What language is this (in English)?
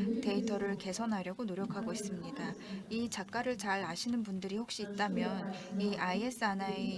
Korean